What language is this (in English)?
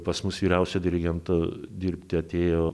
Lithuanian